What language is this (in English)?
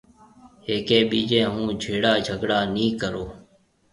Marwari (Pakistan)